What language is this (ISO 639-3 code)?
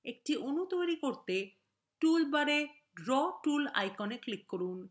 ben